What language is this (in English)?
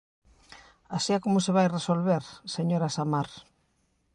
Galician